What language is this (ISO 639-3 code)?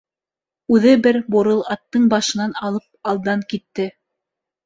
bak